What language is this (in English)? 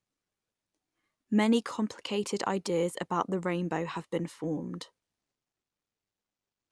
English